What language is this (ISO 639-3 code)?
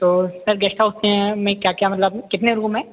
hin